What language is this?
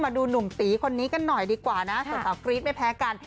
Thai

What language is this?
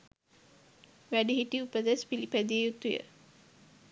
Sinhala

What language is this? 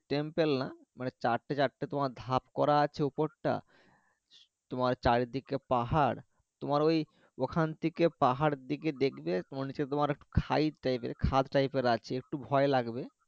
Bangla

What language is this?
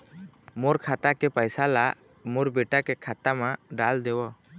Chhattisgarhi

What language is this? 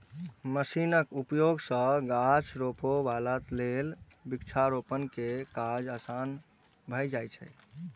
Maithili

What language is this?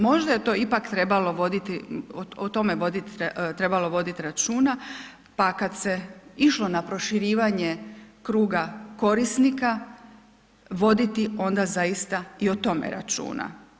Croatian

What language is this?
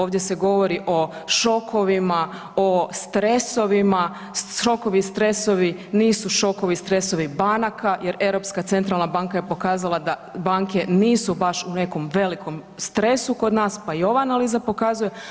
Croatian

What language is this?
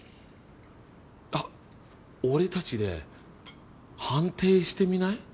Japanese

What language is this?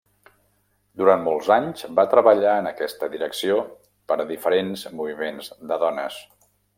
Catalan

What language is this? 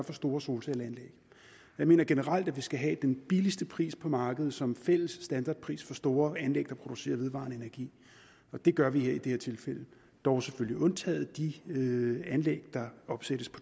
Danish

